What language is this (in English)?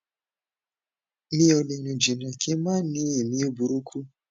Yoruba